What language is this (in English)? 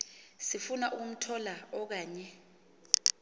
Xhosa